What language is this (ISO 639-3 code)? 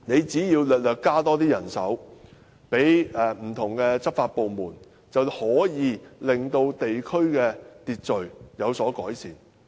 yue